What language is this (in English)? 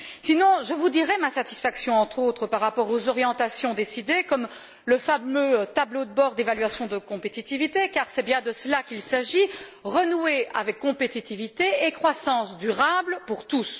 French